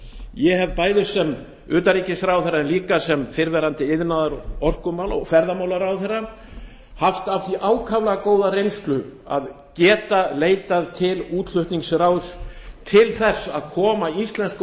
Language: Icelandic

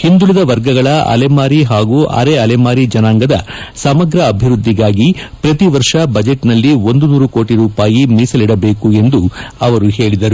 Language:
Kannada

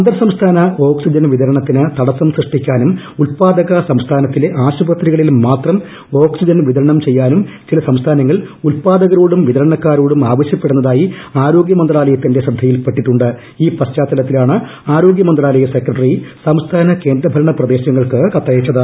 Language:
Malayalam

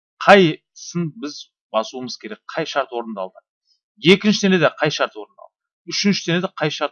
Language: Turkish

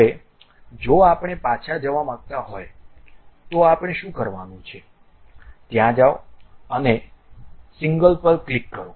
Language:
Gujarati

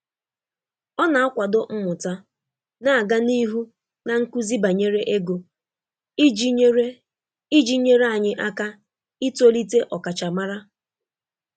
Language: Igbo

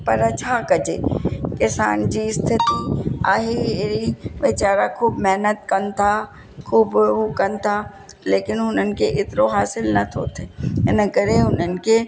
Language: Sindhi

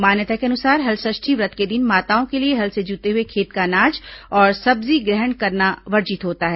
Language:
Hindi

